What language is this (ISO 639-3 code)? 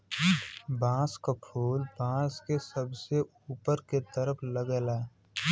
bho